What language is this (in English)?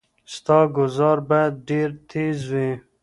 Pashto